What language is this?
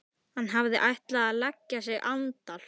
Icelandic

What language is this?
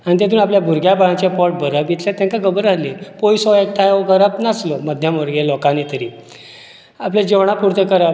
Konkani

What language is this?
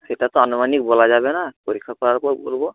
Bangla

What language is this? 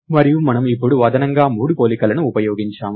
Telugu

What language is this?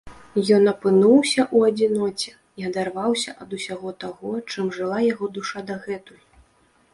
Belarusian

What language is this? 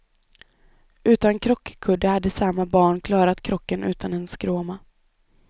Swedish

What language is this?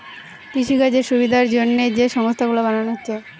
Bangla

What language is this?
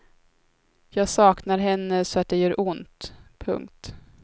Swedish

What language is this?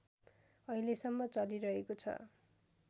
Nepali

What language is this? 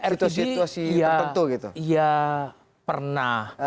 Indonesian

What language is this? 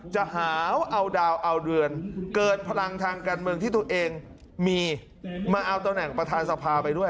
Thai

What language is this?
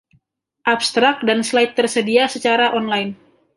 Indonesian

